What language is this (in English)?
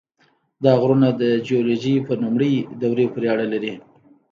Pashto